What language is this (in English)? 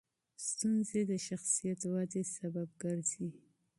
Pashto